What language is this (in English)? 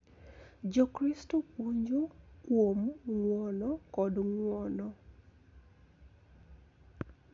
Luo (Kenya and Tanzania)